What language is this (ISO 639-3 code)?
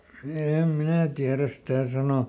fin